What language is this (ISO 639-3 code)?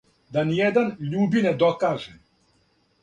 srp